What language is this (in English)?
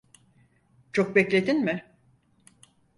Turkish